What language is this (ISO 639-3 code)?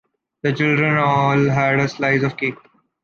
eng